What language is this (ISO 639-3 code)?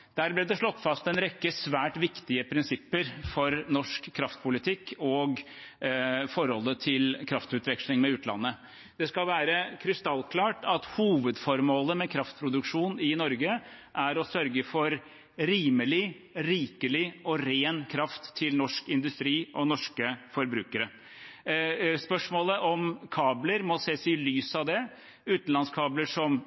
nob